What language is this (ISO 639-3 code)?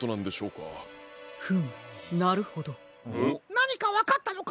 jpn